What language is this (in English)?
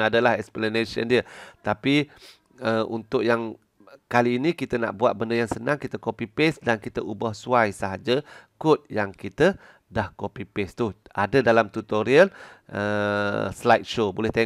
Malay